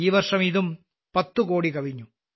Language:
Malayalam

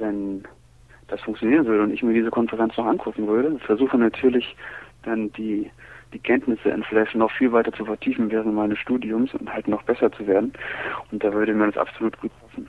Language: German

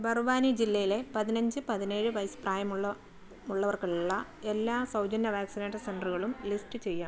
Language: Malayalam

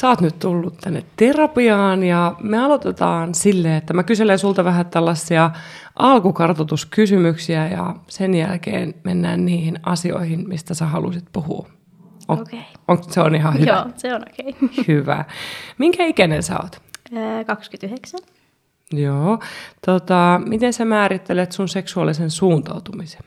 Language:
Finnish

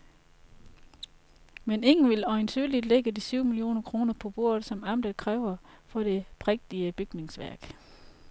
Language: Danish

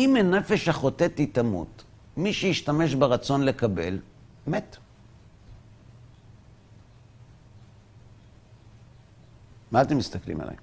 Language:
Hebrew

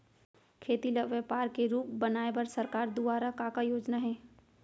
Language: Chhattisgarhi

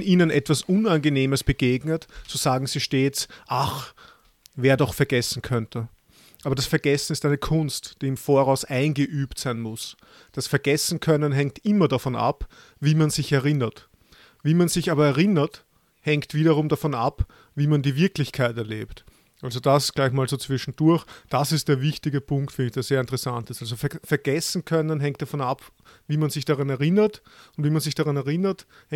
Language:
German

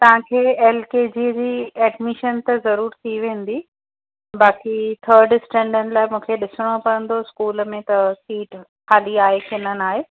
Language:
Sindhi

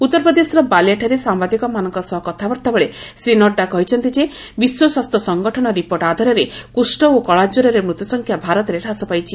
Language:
Odia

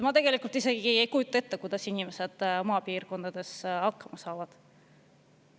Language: Estonian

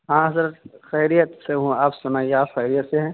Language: Urdu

